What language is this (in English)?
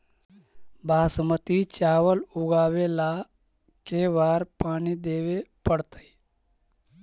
Magahi